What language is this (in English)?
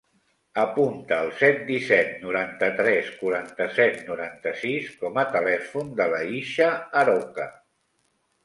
Catalan